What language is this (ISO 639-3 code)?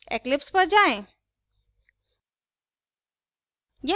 hin